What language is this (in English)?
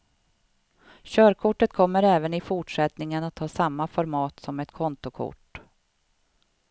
Swedish